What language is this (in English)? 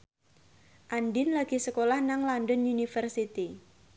Javanese